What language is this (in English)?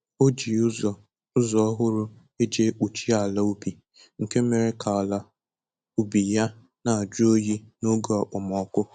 Igbo